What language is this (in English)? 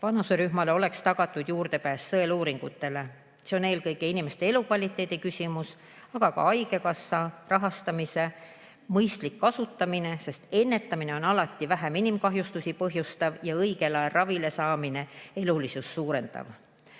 Estonian